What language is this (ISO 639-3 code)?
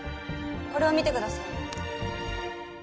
jpn